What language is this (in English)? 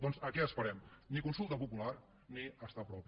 Catalan